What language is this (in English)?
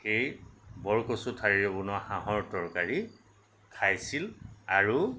Assamese